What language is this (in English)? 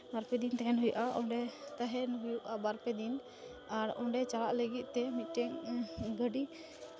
Santali